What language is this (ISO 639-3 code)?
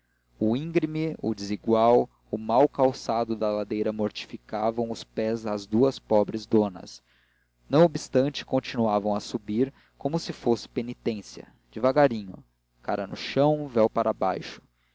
por